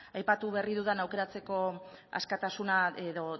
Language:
Basque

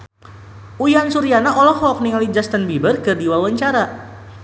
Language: Sundanese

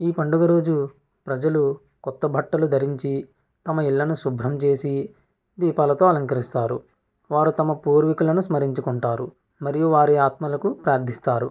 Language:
Telugu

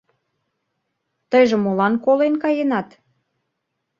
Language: Mari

